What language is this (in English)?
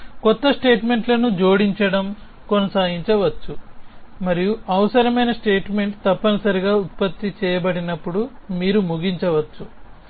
Telugu